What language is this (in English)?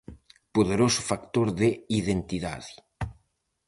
Galician